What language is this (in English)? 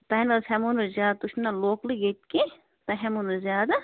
Kashmiri